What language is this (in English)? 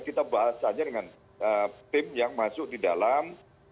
Indonesian